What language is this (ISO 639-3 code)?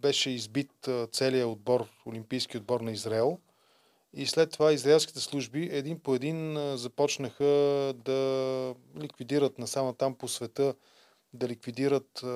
bul